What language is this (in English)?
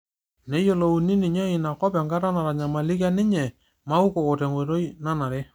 Masai